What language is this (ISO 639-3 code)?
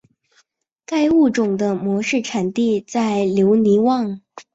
zho